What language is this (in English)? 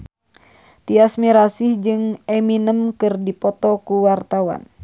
Sundanese